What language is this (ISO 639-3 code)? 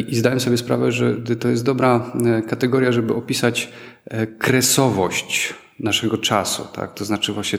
pol